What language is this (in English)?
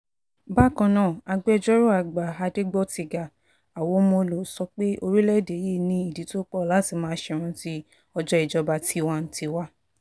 Yoruba